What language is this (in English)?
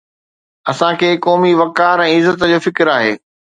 Sindhi